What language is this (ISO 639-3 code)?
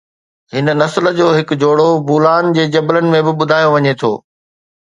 snd